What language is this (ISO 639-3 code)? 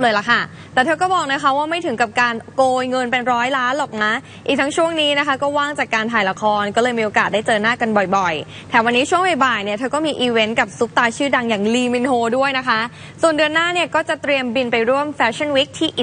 tha